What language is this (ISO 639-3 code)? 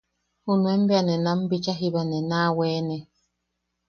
yaq